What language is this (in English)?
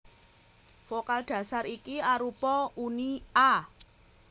Javanese